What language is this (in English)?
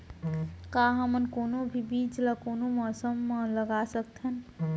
Chhattisgarhi